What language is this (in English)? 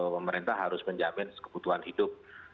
Indonesian